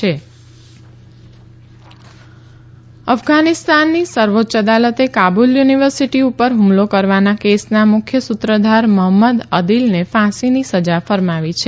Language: Gujarati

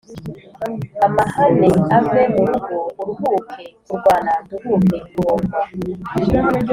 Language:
Kinyarwanda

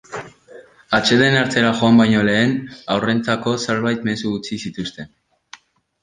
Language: Basque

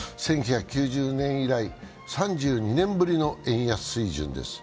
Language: Japanese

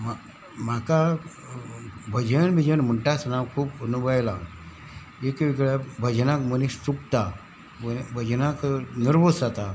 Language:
Konkani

